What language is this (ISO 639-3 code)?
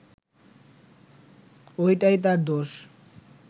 ben